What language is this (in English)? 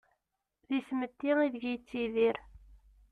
Kabyle